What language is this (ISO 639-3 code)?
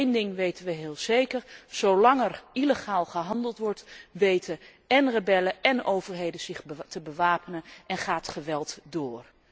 nld